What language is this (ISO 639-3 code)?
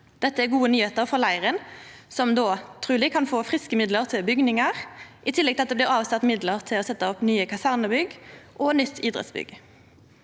nor